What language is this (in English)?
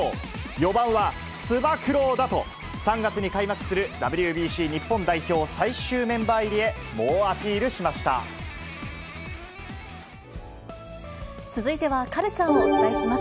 Japanese